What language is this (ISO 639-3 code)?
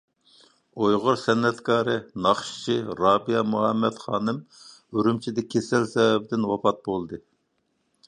uig